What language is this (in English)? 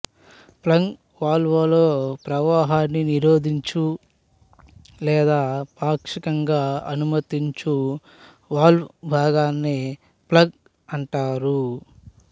Telugu